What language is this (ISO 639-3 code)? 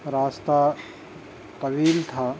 urd